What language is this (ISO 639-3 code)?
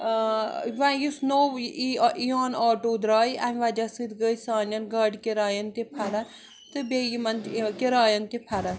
kas